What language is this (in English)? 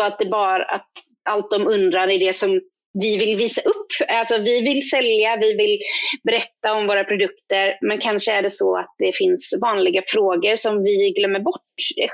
Swedish